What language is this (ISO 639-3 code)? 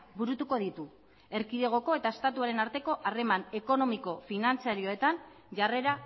eus